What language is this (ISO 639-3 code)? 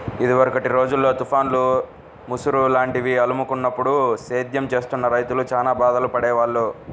tel